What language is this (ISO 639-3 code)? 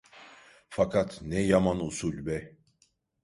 tur